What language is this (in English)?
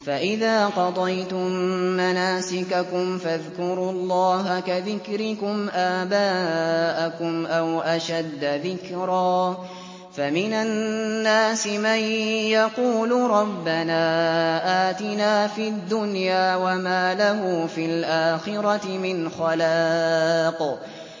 Arabic